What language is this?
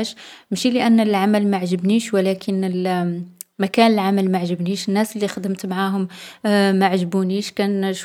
Algerian Arabic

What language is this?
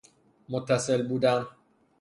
Persian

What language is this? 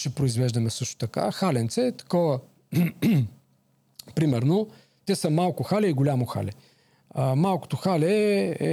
Bulgarian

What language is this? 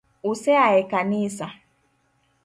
Luo (Kenya and Tanzania)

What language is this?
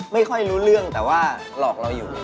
Thai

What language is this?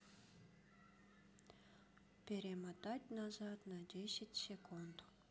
Russian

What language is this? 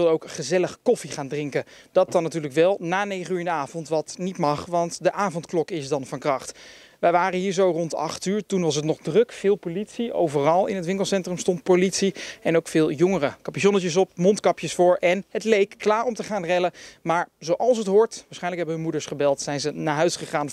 Dutch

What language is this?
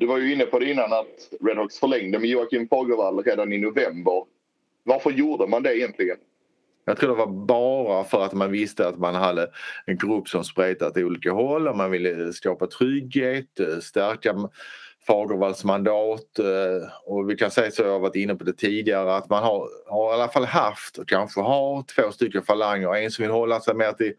Swedish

